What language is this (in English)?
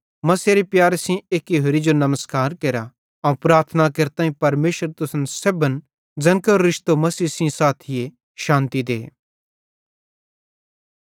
Bhadrawahi